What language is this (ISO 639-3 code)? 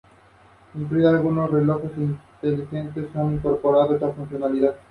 spa